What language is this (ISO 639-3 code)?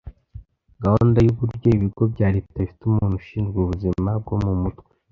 kin